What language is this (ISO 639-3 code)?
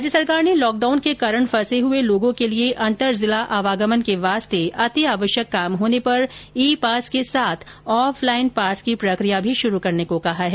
hin